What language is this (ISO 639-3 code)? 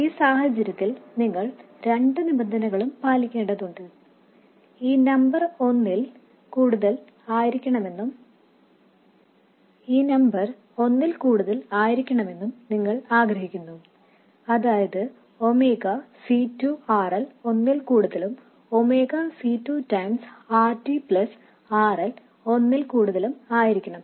mal